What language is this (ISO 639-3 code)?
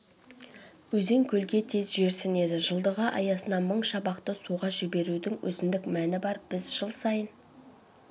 kaz